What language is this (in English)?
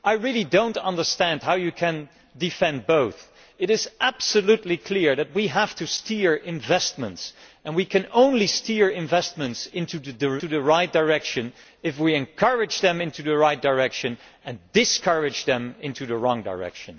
English